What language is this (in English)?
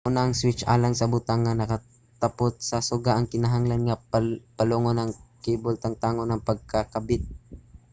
Cebuano